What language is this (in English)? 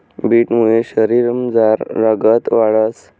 Marathi